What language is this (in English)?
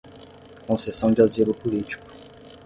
Portuguese